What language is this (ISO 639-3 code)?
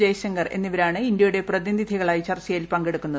mal